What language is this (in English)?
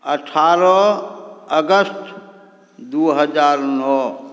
Maithili